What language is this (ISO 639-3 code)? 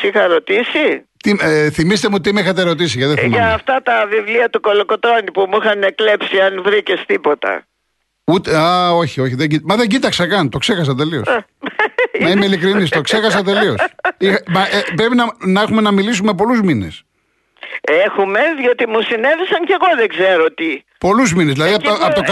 ell